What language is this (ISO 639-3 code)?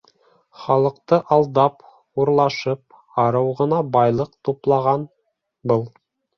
bak